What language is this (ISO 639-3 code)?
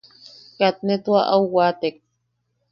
yaq